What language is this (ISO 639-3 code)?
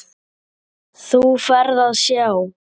isl